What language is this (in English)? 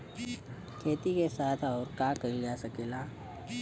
Bhojpuri